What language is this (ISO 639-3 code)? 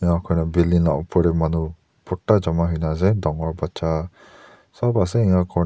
nag